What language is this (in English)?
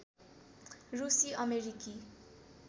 Nepali